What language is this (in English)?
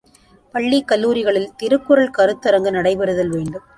Tamil